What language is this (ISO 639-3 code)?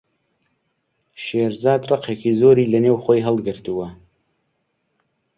ckb